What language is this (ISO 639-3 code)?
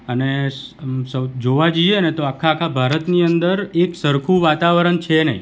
guj